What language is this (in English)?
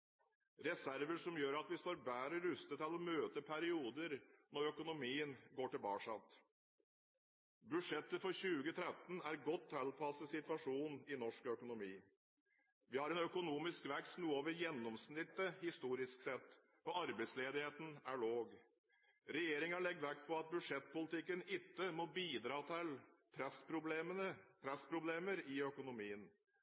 Norwegian Bokmål